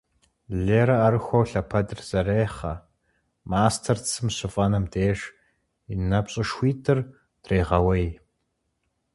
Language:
Kabardian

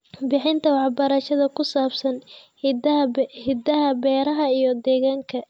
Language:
Somali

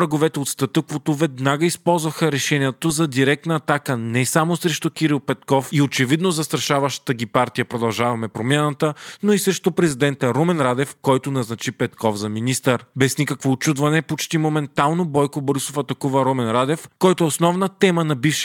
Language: Bulgarian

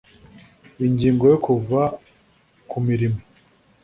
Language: Kinyarwanda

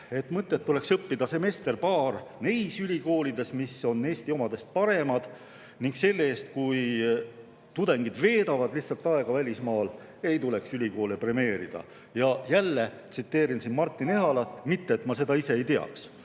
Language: Estonian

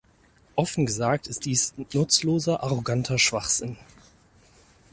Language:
German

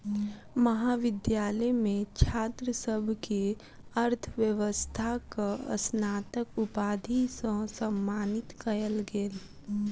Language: Maithili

